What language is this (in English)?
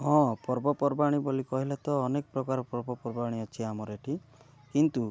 Odia